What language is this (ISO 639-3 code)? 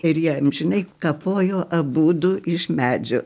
lit